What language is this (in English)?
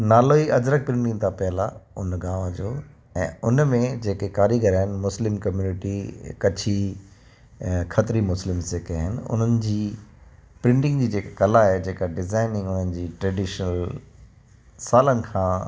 Sindhi